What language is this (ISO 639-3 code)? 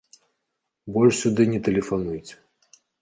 bel